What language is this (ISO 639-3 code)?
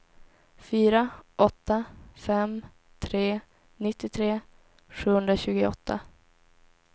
swe